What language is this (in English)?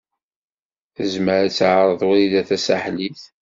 Kabyle